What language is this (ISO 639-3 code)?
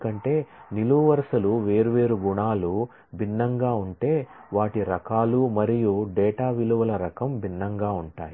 tel